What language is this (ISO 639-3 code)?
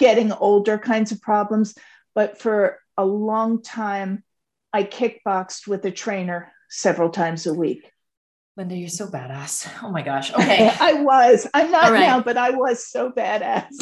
eng